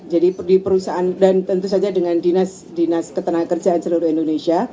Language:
Indonesian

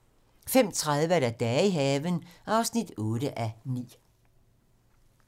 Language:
Danish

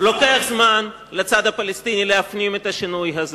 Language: Hebrew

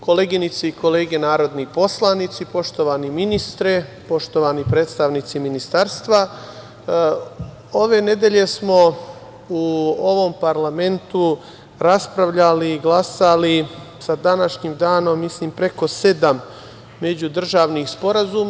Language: Serbian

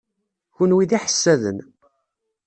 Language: Kabyle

